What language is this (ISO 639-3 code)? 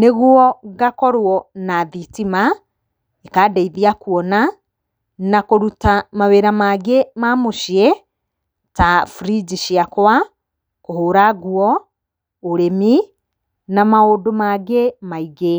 kik